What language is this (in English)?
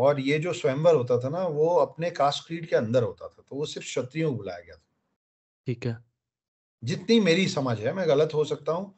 Hindi